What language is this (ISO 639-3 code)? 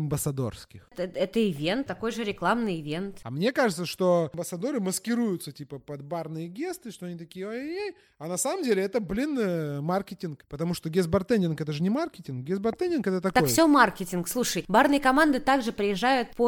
rus